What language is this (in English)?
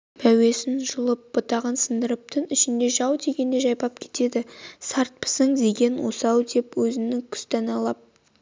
Kazakh